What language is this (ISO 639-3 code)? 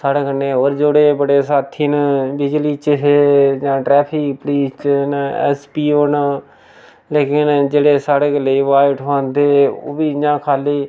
doi